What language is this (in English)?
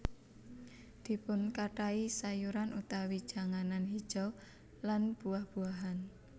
Javanese